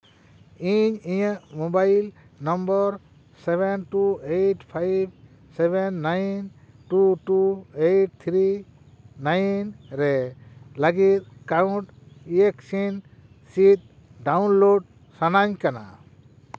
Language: Santali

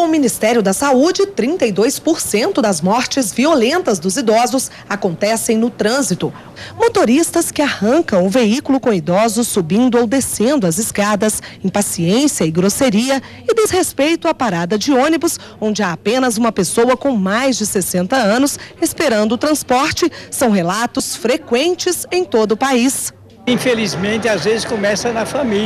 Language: Portuguese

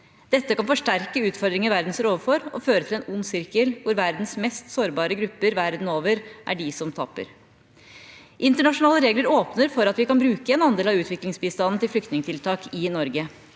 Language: Norwegian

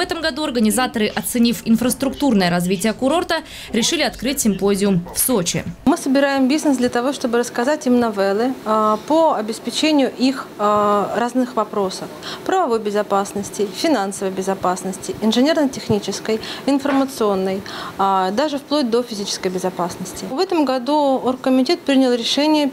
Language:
Russian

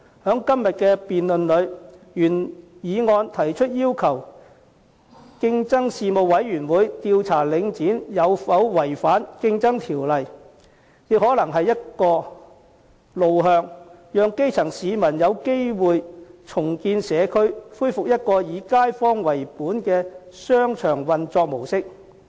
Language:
Cantonese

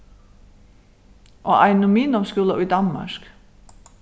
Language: Faroese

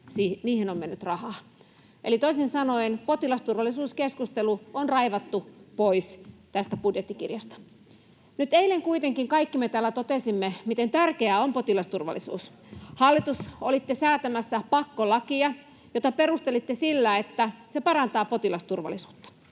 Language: Finnish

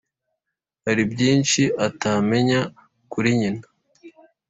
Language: Kinyarwanda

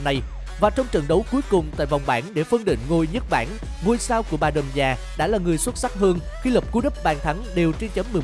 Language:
Vietnamese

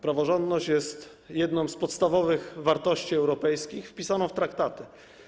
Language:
Polish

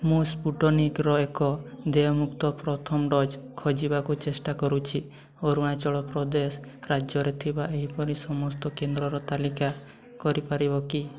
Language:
Odia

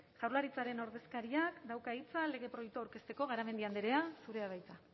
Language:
Basque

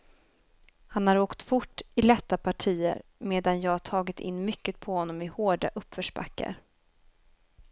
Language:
Swedish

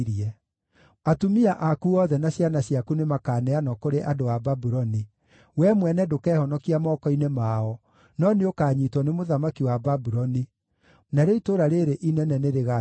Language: Kikuyu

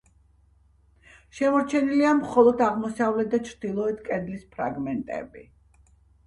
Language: Georgian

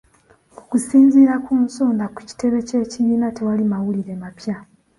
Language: Ganda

